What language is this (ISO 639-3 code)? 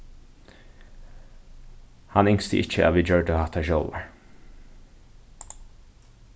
fao